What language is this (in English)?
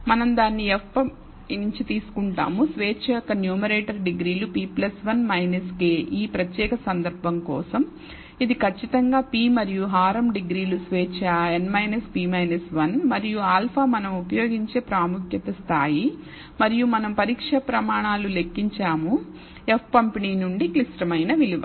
Telugu